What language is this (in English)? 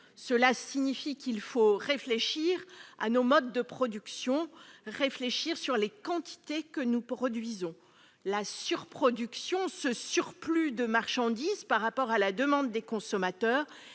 French